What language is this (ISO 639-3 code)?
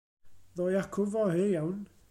cym